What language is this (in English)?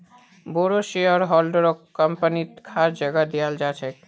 Magahi